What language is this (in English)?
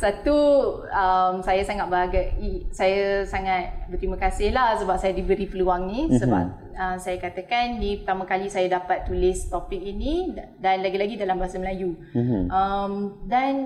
Malay